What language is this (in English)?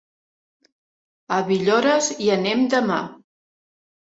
Catalan